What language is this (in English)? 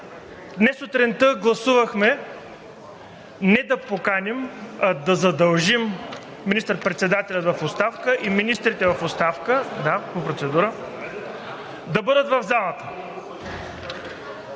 Bulgarian